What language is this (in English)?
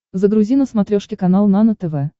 Russian